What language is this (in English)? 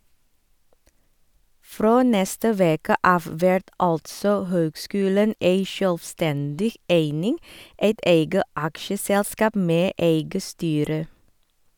Norwegian